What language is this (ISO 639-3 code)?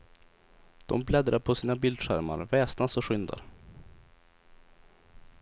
swe